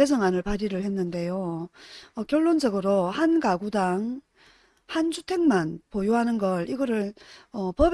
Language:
Korean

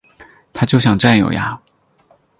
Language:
Chinese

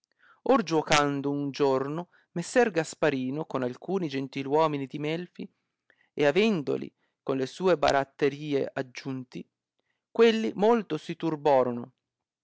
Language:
Italian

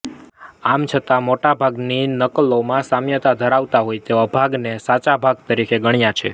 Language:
Gujarati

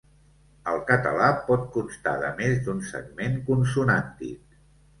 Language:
Catalan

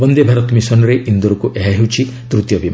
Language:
Odia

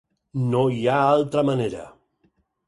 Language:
Catalan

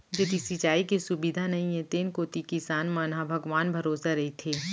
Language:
Chhattisgarhi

